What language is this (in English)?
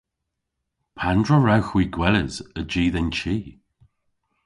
Cornish